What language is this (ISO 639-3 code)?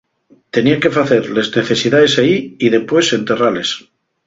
ast